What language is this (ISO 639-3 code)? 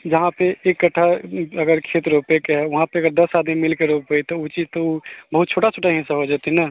mai